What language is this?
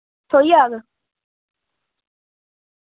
Dogri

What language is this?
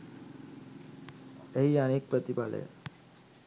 Sinhala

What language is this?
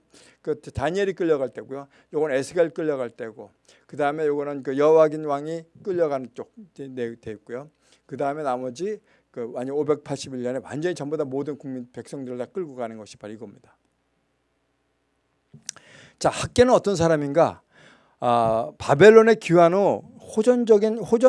Korean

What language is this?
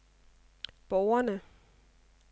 Danish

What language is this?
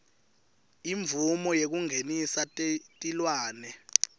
Swati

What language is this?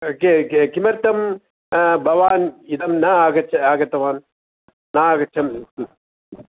Sanskrit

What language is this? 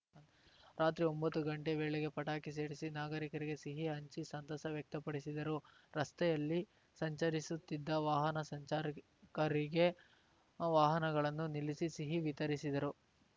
Kannada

